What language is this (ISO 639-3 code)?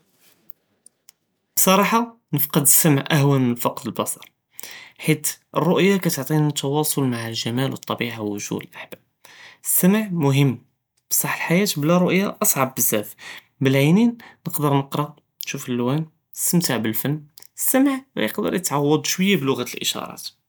jrb